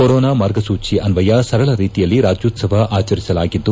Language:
Kannada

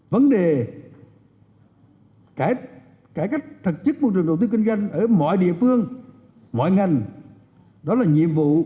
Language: Vietnamese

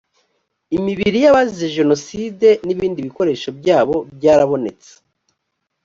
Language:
Kinyarwanda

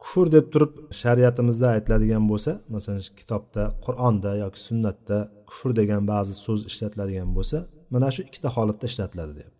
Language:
Bulgarian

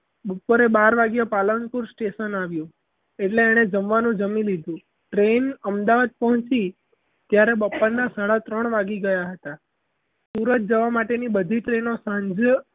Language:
Gujarati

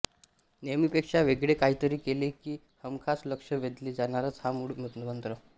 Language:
Marathi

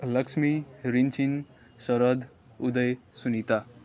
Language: Nepali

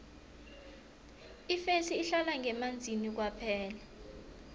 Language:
South Ndebele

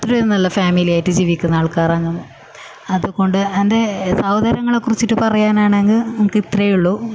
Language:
Malayalam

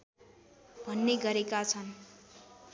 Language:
Nepali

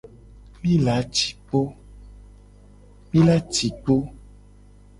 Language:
Gen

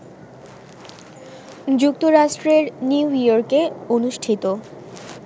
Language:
Bangla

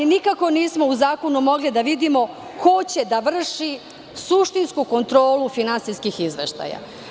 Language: Serbian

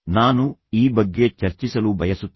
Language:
Kannada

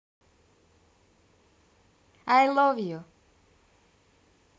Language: Russian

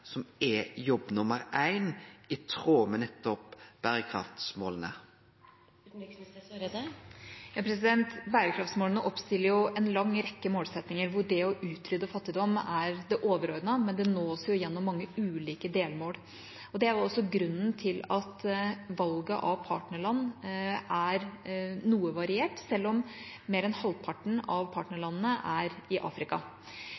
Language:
Norwegian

